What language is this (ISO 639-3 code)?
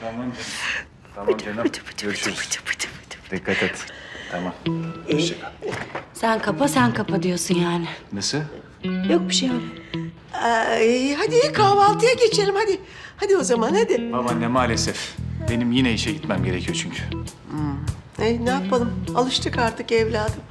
tur